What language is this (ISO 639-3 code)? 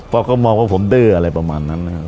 tha